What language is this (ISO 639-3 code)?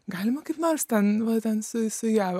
lit